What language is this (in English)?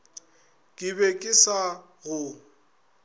Northern Sotho